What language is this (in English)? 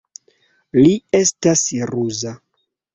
Esperanto